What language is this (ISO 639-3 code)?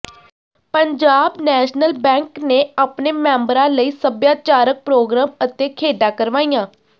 pan